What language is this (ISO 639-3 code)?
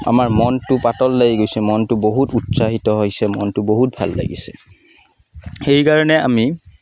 asm